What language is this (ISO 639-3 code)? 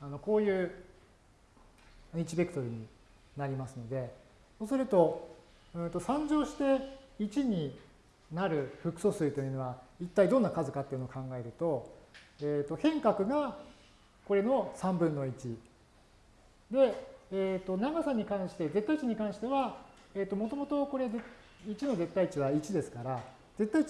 jpn